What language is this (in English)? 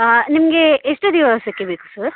Kannada